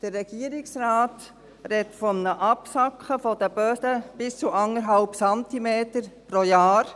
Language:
Swiss German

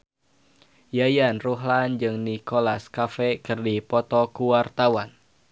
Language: Sundanese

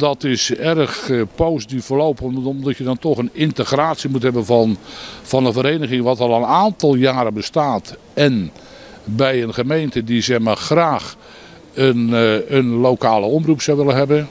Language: Dutch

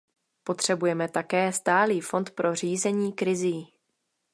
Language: Czech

